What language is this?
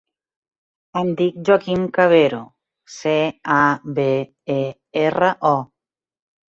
Catalan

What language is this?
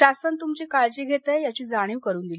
Marathi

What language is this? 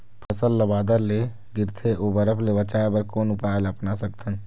Chhattisgarhi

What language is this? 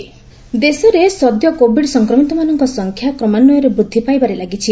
Odia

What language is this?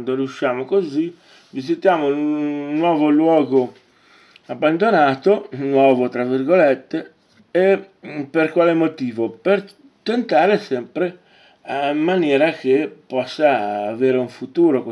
Italian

